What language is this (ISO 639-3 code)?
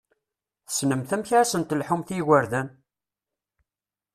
kab